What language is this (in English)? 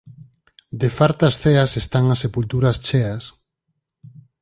Galician